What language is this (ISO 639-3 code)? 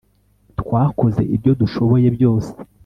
kin